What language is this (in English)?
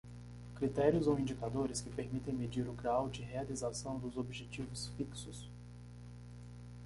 Portuguese